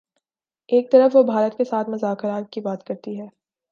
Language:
Urdu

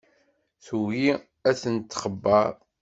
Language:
Kabyle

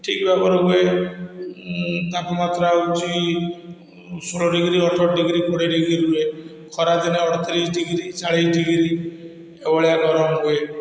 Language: Odia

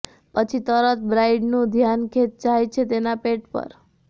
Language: Gujarati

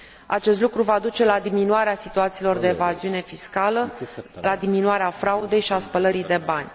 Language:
Romanian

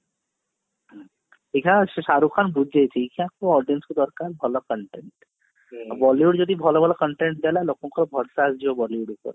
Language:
Odia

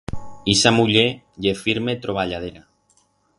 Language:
Aragonese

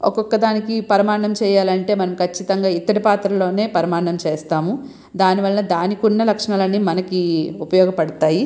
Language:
Telugu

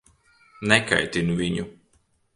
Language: Latvian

